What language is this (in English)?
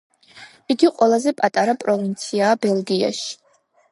Georgian